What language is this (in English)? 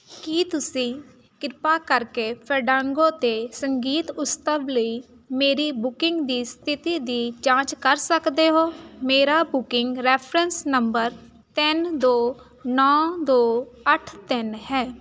Punjabi